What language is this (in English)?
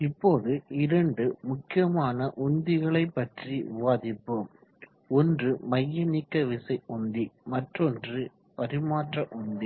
Tamil